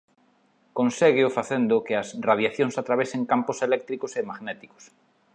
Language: Galician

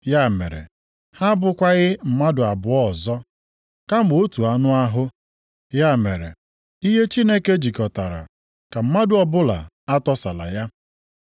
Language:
Igbo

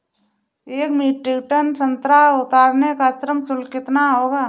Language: Hindi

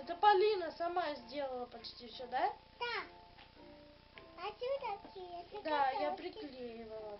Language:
Russian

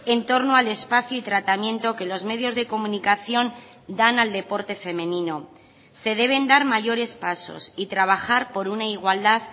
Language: Spanish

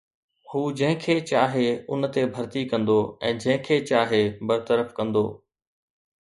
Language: Sindhi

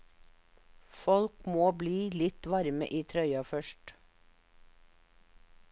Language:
Norwegian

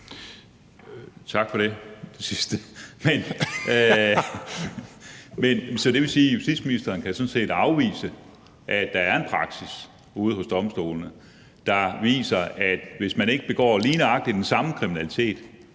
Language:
Danish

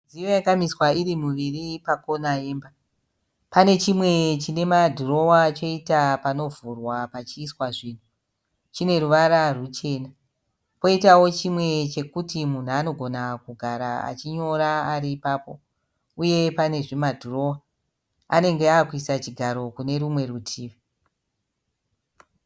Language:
Shona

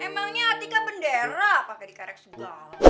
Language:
Indonesian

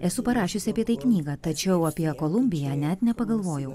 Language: Lithuanian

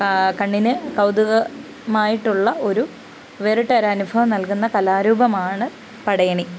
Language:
Malayalam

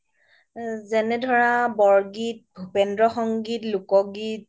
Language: Assamese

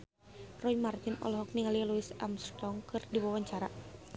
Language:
Sundanese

